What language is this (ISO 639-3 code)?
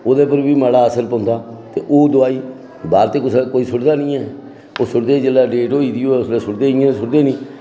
doi